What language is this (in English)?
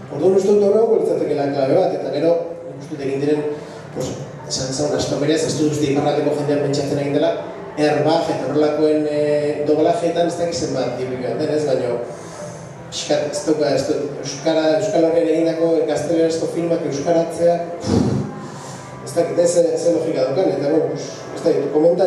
Greek